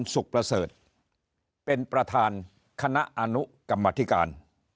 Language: Thai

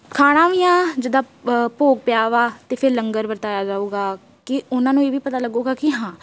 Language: Punjabi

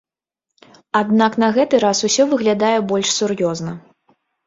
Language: Belarusian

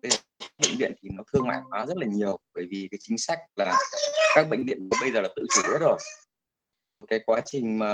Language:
Vietnamese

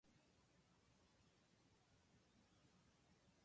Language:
Japanese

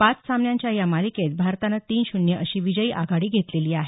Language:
Marathi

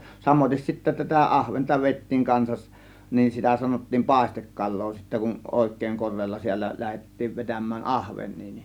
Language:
Finnish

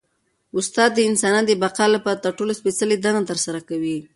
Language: Pashto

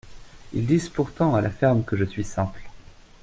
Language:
French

